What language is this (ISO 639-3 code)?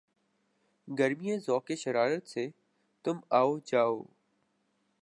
urd